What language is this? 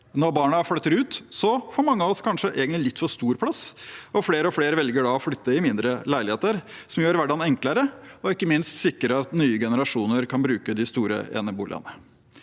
Norwegian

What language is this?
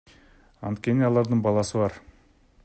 Kyrgyz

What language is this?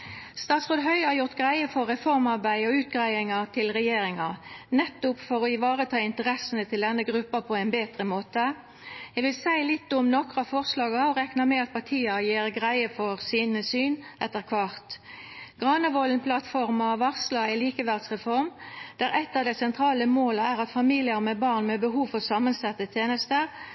Norwegian Nynorsk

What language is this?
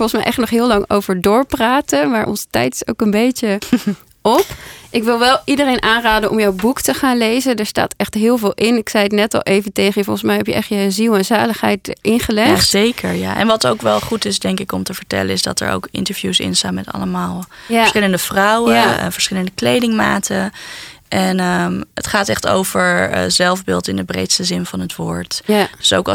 Dutch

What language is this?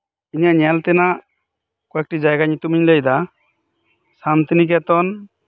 Santali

